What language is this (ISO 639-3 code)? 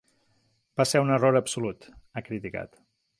cat